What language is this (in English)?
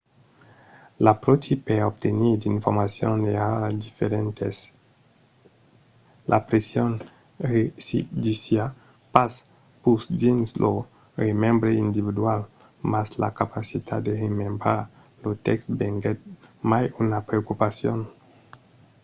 Occitan